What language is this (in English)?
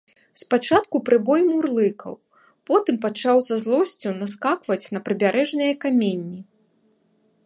Belarusian